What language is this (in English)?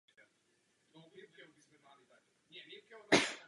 Czech